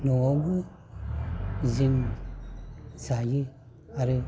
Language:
Bodo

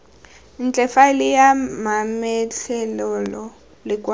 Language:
Tswana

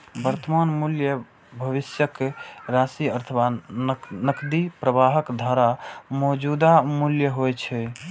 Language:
Maithili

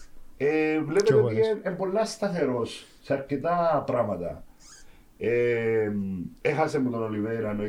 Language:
Greek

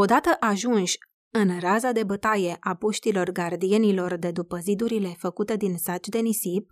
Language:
Romanian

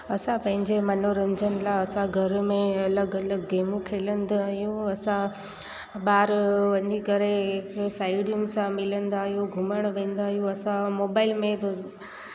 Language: Sindhi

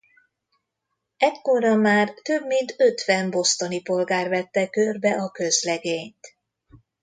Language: Hungarian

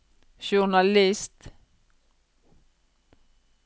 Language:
Norwegian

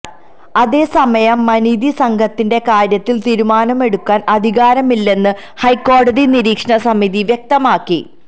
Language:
Malayalam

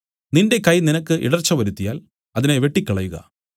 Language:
Malayalam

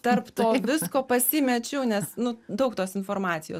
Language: Lithuanian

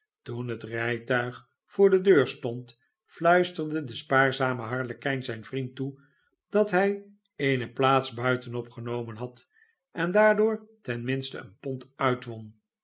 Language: Dutch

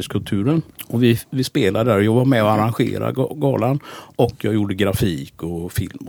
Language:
Swedish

